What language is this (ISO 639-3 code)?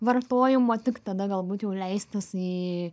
lit